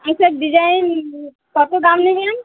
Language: Bangla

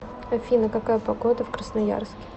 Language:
Russian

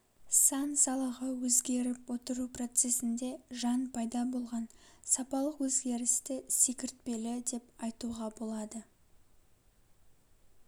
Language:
Kazakh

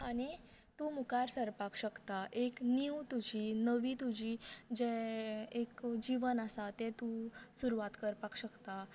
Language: Konkani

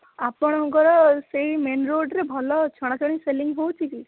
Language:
Odia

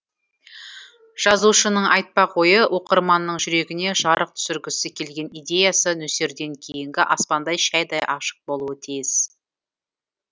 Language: Kazakh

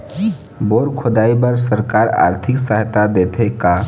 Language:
Chhattisgarhi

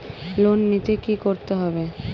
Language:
Bangla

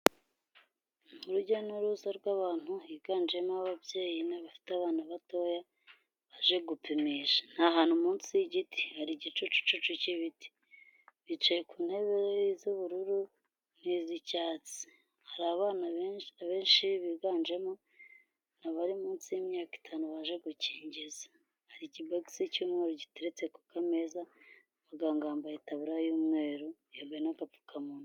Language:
Kinyarwanda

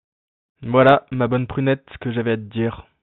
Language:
French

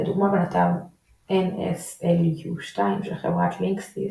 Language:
Hebrew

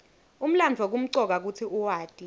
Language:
Swati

